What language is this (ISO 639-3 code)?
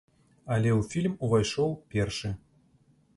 bel